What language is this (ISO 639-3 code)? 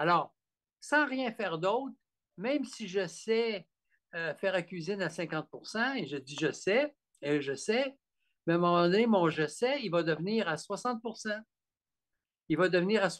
fra